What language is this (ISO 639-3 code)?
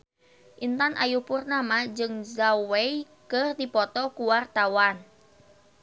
sun